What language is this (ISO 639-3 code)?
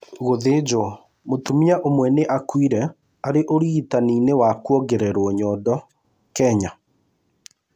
kik